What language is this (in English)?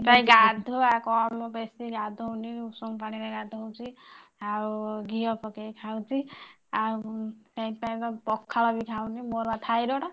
Odia